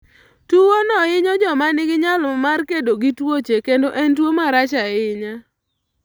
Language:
Luo (Kenya and Tanzania)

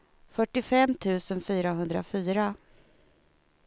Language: Swedish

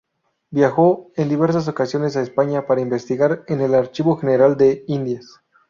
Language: Spanish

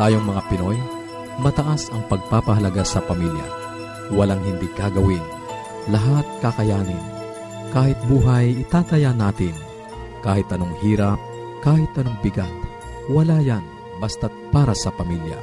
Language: Filipino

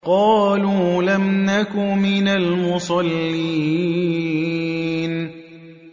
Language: Arabic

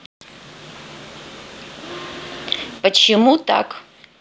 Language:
Russian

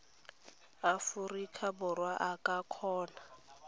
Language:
Tswana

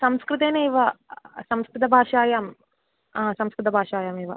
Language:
Sanskrit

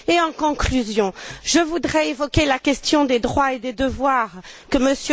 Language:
French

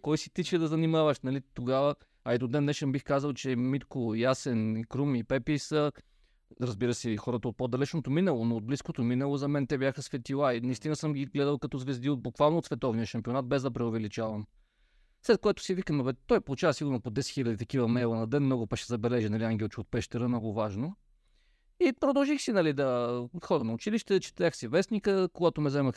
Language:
Bulgarian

